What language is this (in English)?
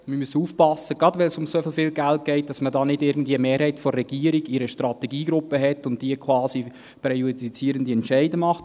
Swiss German